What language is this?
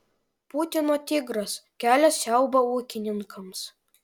Lithuanian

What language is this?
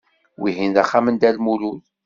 Kabyle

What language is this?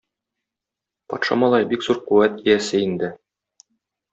Tatar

